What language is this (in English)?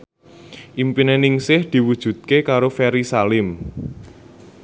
Javanese